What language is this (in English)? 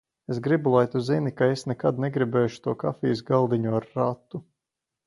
Latvian